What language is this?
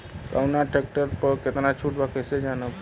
Bhojpuri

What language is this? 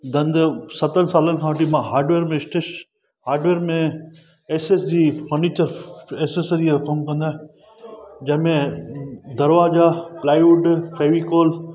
Sindhi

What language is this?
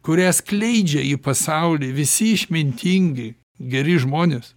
Lithuanian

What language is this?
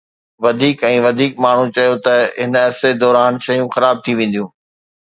Sindhi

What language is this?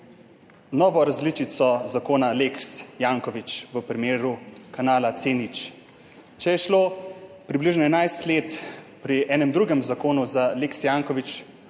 Slovenian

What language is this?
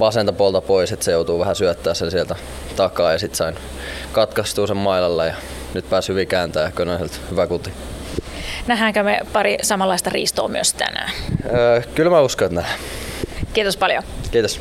Finnish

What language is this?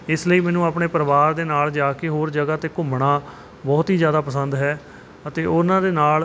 Punjabi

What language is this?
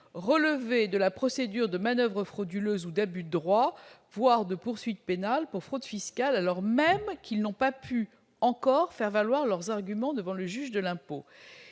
French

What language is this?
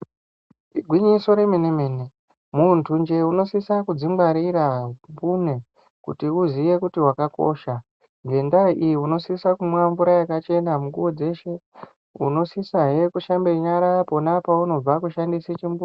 Ndau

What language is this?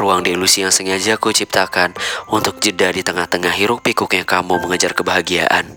Indonesian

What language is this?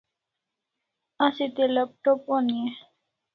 Kalasha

